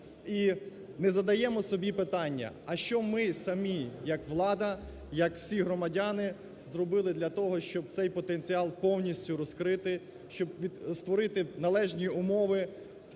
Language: Ukrainian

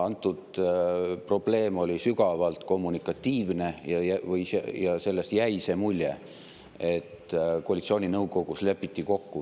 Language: Estonian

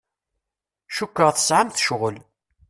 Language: Kabyle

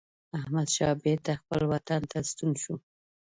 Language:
Pashto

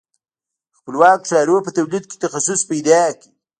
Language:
Pashto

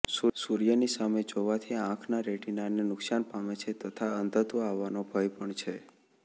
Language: Gujarati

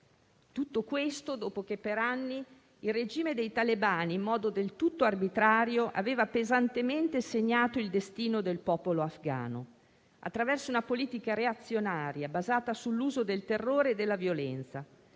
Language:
Italian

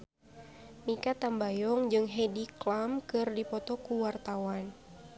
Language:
Sundanese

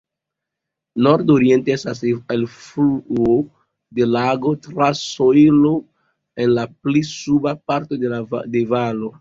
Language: Esperanto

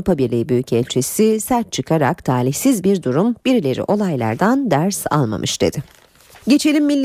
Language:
Turkish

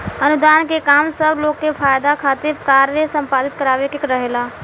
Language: Bhojpuri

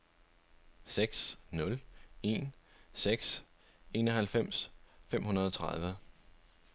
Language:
Danish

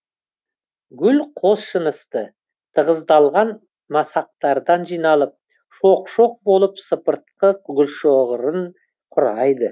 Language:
Kazakh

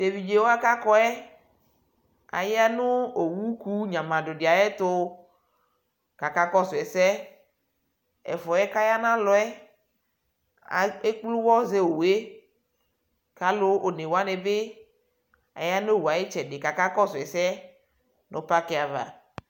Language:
Ikposo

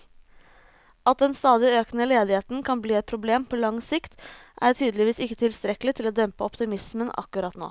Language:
Norwegian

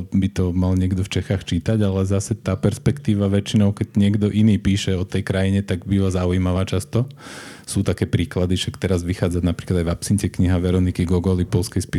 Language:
Slovak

